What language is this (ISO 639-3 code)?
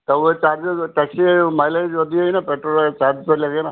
snd